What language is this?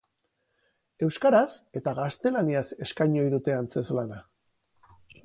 Basque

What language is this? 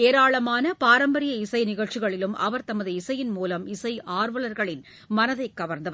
Tamil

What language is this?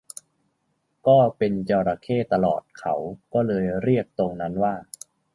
Thai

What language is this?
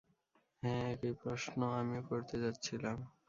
Bangla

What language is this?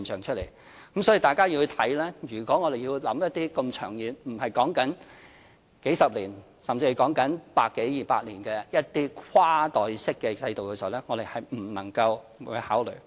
Cantonese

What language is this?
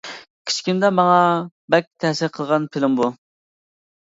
Uyghur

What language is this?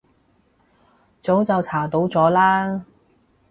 Cantonese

